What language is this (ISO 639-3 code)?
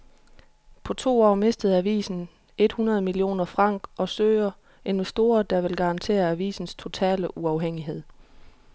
dan